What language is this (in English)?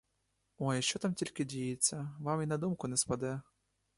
Ukrainian